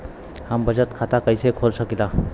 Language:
Bhojpuri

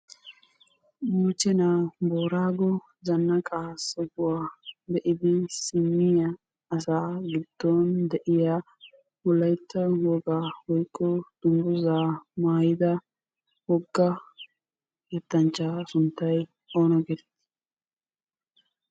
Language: Wolaytta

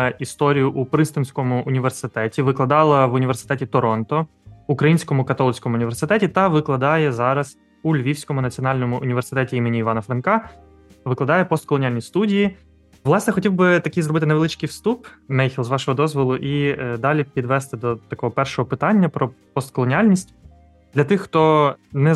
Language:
Ukrainian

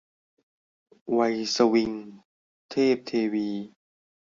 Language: Thai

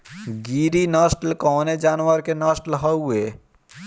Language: Bhojpuri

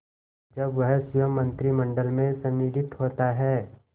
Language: Hindi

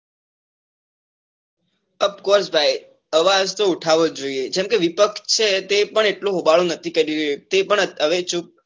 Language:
Gujarati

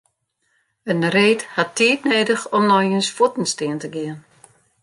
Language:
Western Frisian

